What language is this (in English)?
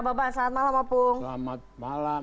Indonesian